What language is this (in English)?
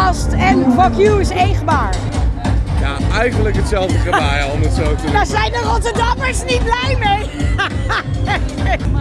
Dutch